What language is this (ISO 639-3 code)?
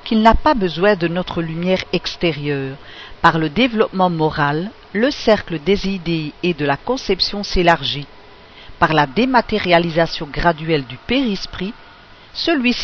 fra